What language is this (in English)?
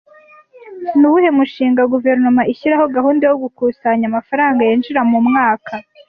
Kinyarwanda